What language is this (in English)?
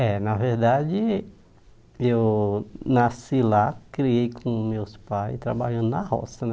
Portuguese